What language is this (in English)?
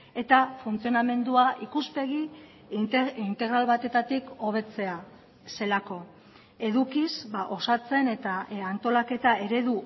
Basque